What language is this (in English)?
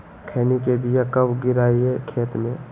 Magahi